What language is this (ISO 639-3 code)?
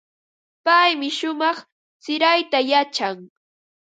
qva